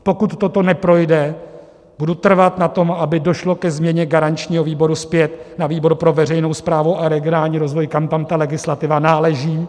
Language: Czech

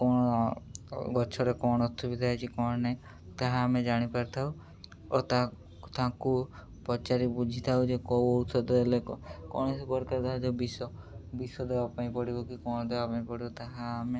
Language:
Odia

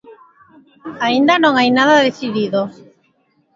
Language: Galician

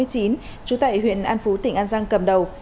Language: Vietnamese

